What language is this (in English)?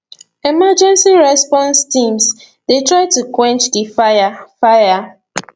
Nigerian Pidgin